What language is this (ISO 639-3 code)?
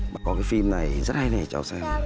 vie